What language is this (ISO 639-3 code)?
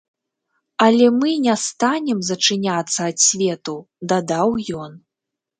bel